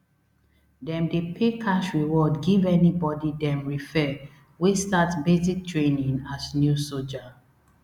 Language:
Nigerian Pidgin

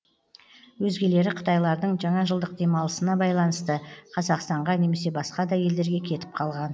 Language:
Kazakh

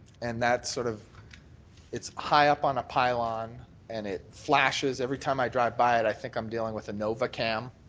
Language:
English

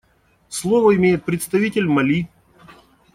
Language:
Russian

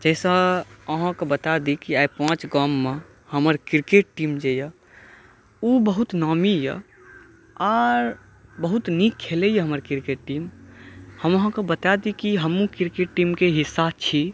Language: Maithili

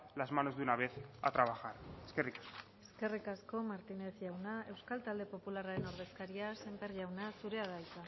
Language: Basque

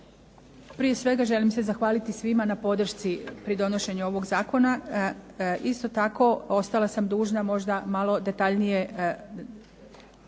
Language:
Croatian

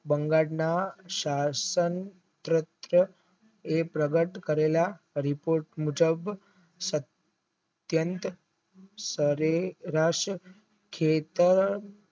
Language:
Gujarati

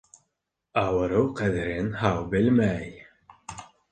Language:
Bashkir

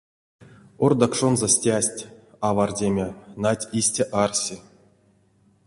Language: Erzya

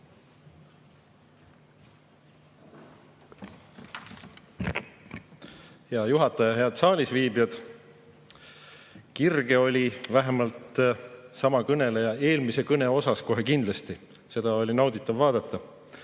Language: Estonian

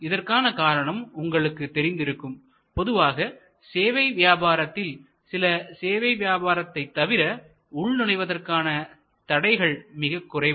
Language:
Tamil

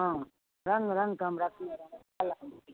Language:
Maithili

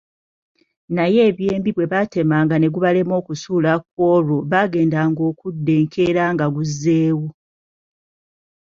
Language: Ganda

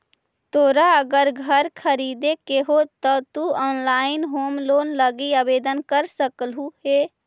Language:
Magahi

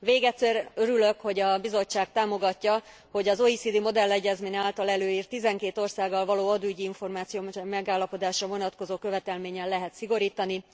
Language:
Hungarian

